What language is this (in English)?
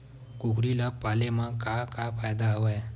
Chhattisgarhi